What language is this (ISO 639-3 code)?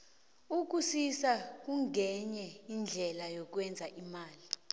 nbl